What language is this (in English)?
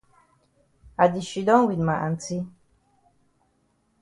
Cameroon Pidgin